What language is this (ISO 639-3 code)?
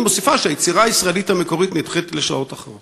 heb